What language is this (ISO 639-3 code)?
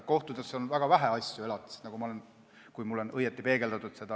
est